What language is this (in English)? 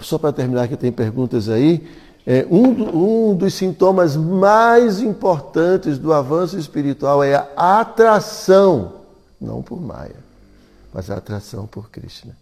Portuguese